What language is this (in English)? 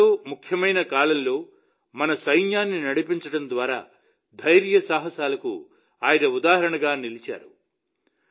Telugu